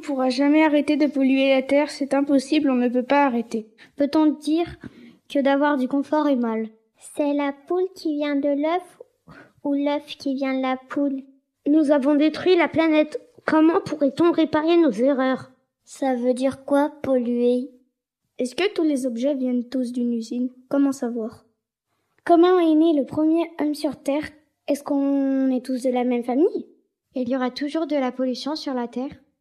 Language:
French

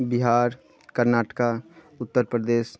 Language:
Maithili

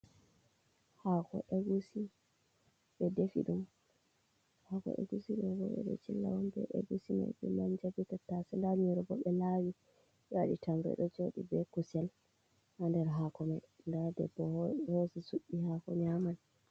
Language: Fula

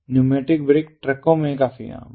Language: Hindi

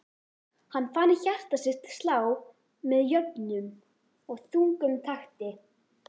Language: Icelandic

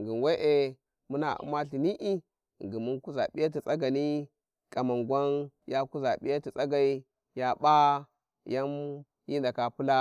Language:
Warji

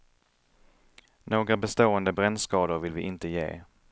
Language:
Swedish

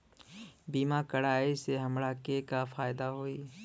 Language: Bhojpuri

